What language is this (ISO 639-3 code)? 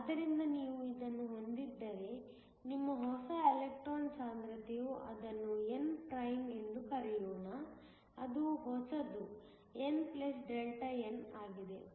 kan